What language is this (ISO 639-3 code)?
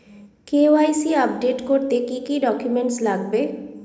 ben